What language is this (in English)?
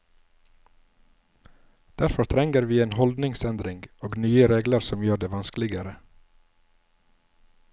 Norwegian